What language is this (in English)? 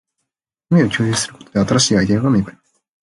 Japanese